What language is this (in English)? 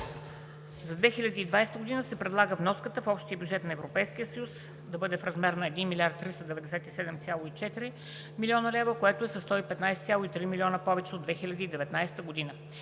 Bulgarian